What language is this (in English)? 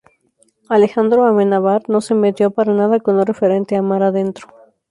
Spanish